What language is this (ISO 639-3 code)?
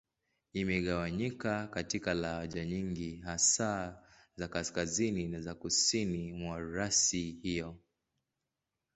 swa